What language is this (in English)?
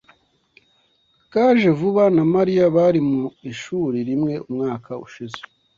Kinyarwanda